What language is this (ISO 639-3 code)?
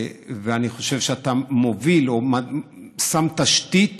heb